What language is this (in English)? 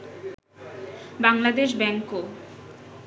Bangla